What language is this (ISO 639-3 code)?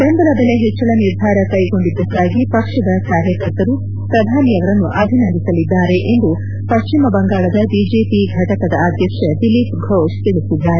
kan